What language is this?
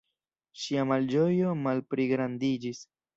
Esperanto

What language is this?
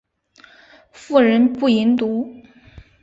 Chinese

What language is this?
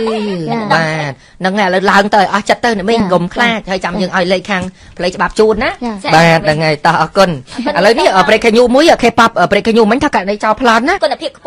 Thai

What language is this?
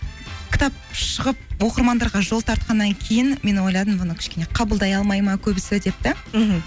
Kazakh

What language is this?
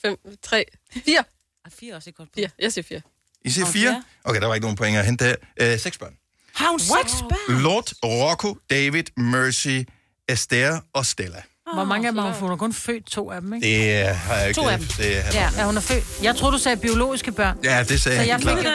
Danish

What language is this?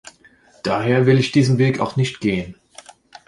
German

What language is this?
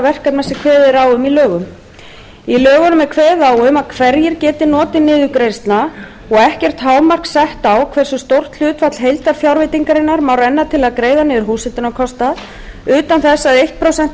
Icelandic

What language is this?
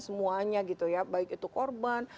Indonesian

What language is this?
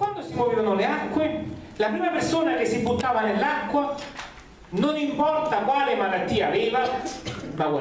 Italian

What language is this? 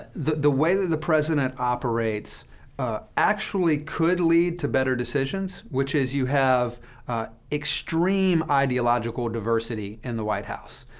English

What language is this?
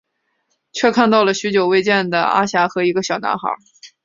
Chinese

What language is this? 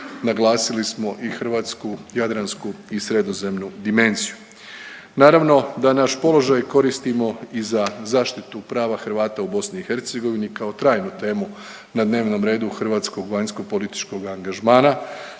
Croatian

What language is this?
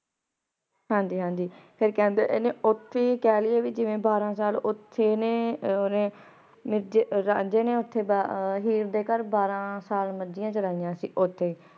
Punjabi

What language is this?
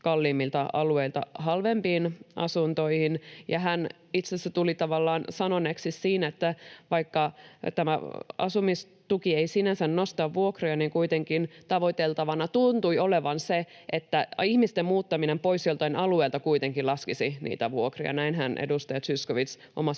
Finnish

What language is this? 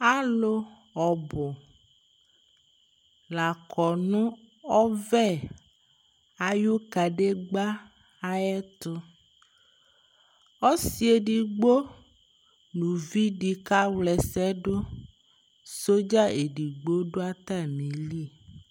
Ikposo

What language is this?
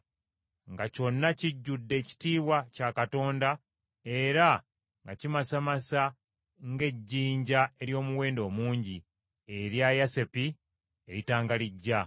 Ganda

